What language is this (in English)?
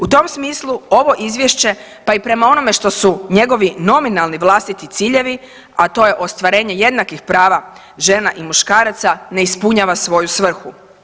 Croatian